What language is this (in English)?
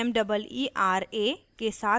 Hindi